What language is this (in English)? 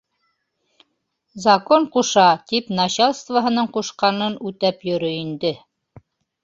Bashkir